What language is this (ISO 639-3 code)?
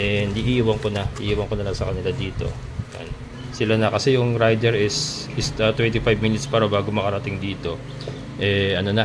fil